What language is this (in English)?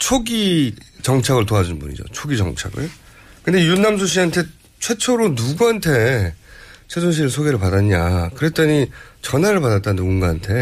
Korean